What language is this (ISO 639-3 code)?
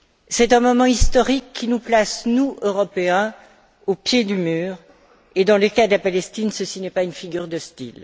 fra